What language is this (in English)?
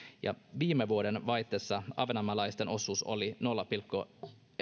Finnish